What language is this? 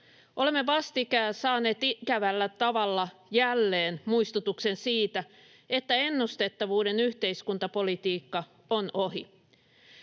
Finnish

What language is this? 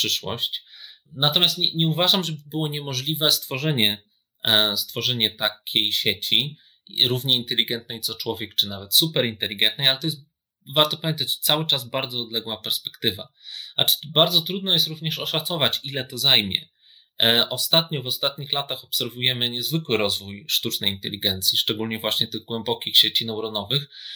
Polish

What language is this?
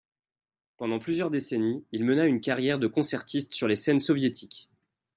French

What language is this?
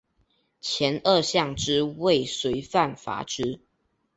Chinese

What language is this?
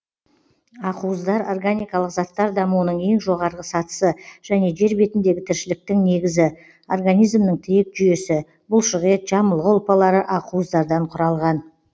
Kazakh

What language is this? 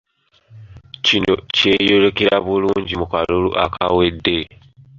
Ganda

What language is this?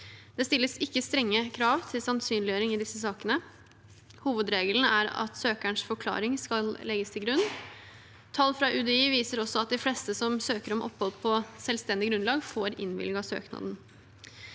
Norwegian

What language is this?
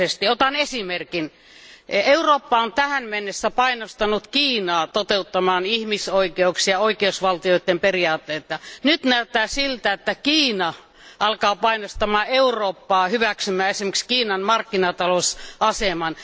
Finnish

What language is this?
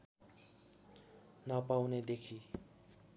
Nepali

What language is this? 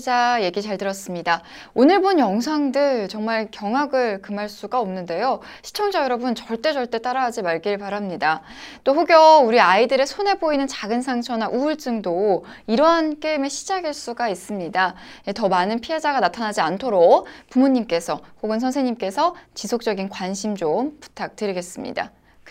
Korean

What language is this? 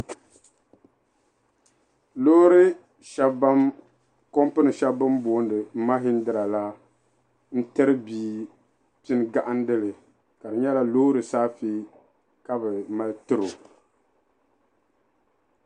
Dagbani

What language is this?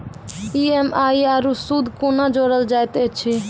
Maithili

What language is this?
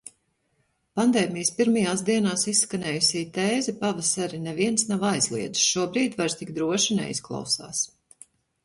Latvian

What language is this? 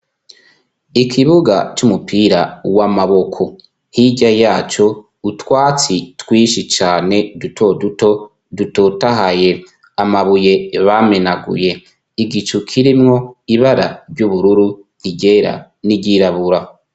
Rundi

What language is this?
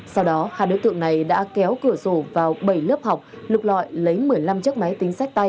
Vietnamese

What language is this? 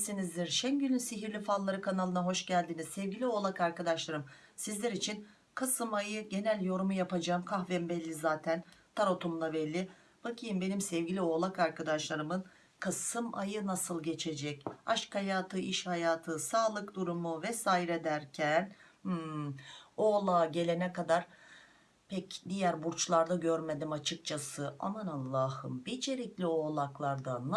Turkish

